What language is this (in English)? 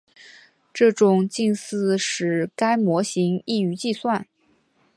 Chinese